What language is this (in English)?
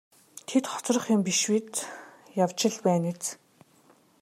Mongolian